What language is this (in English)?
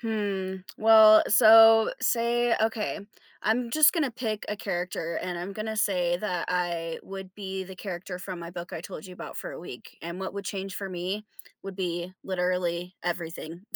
English